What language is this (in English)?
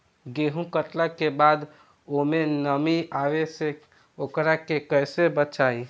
Bhojpuri